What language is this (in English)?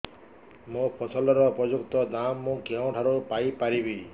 Odia